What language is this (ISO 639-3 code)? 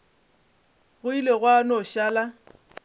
nso